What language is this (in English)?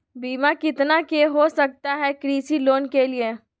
Magahi